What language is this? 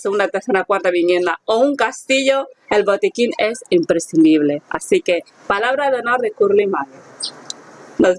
Spanish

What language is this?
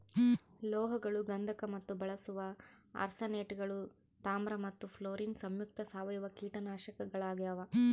Kannada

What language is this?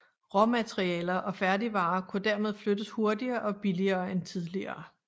Danish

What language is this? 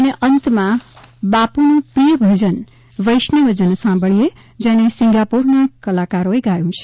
Gujarati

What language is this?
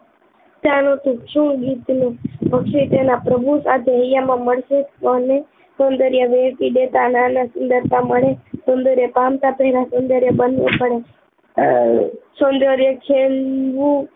Gujarati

